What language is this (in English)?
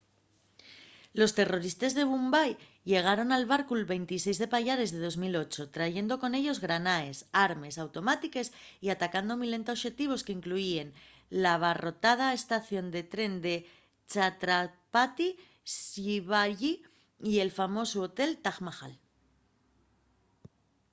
Asturian